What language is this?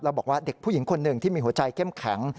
Thai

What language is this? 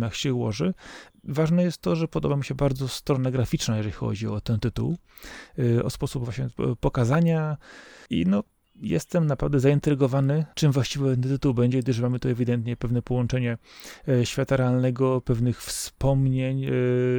Polish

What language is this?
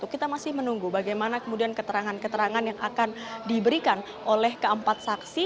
Indonesian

